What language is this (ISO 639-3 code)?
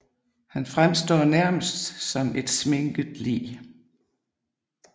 dan